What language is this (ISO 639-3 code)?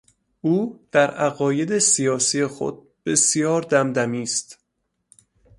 fas